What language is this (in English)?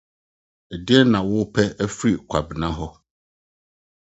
Akan